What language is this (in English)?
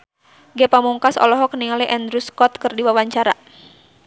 Sundanese